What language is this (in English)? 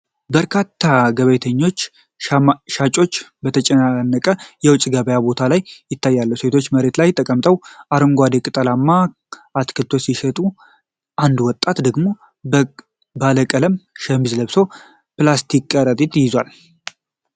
Amharic